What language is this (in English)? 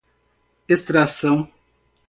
Portuguese